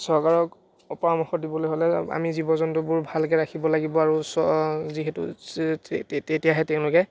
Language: Assamese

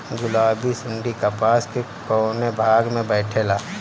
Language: Bhojpuri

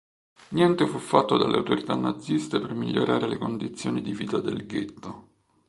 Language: Italian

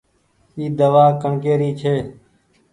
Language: Goaria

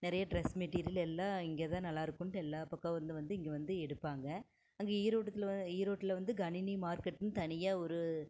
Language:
Tamil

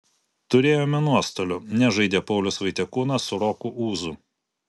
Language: Lithuanian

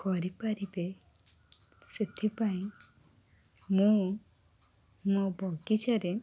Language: Odia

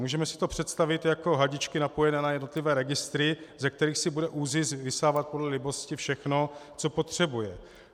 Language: Czech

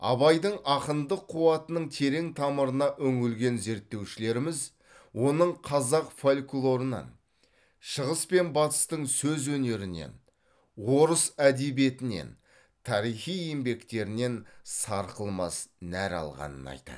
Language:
Kazakh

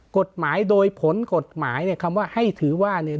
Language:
Thai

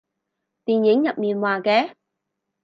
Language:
Cantonese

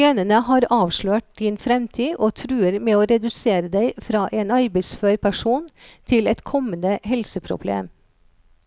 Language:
Norwegian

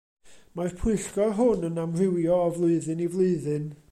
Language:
Welsh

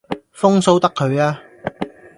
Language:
Cantonese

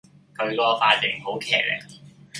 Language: Cantonese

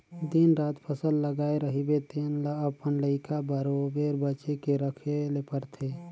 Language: Chhattisgarhi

